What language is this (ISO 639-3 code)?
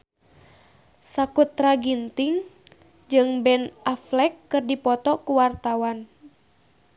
sun